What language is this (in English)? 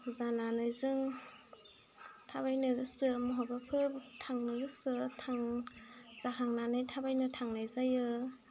Bodo